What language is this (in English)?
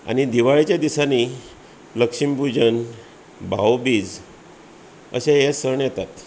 Konkani